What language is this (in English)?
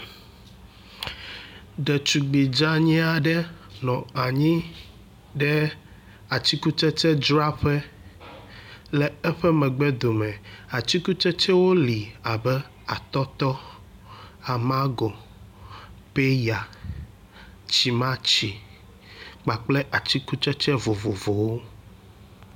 Ewe